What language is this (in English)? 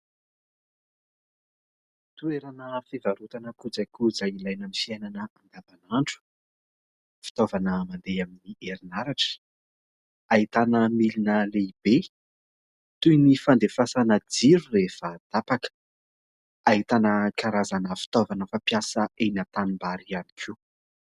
Malagasy